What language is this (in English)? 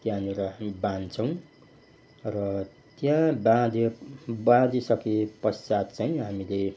Nepali